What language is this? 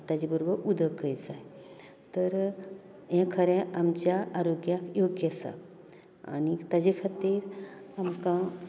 Konkani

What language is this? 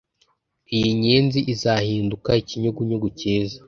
Kinyarwanda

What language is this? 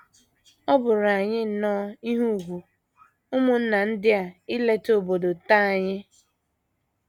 Igbo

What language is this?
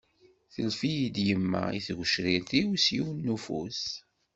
Kabyle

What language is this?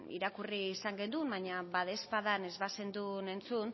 Basque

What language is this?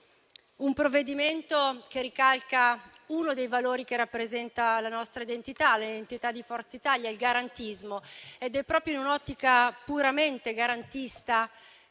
Italian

